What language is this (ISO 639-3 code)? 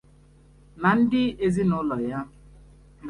ibo